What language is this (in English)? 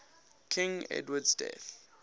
English